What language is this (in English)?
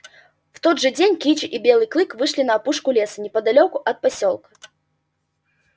Russian